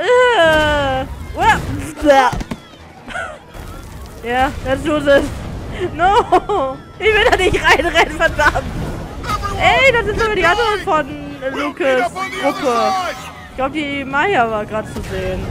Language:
German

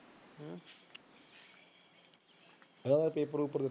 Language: Punjabi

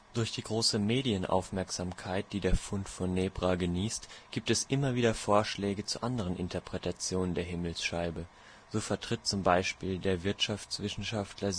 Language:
German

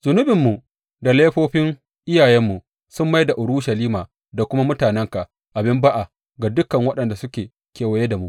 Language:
Hausa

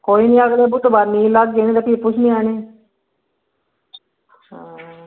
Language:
Dogri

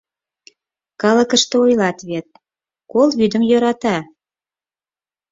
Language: Mari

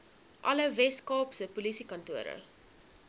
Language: Afrikaans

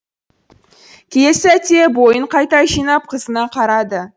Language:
Kazakh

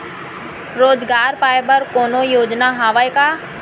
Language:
Chhattisgarhi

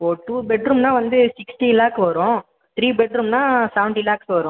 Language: Tamil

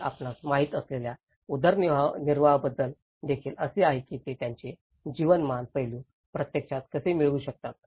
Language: Marathi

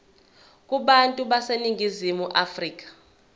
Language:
Zulu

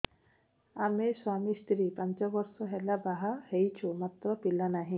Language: Odia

